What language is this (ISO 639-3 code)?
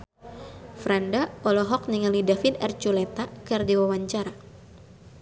sun